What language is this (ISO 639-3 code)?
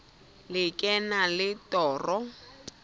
sot